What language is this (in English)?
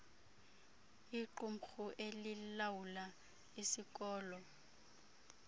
Xhosa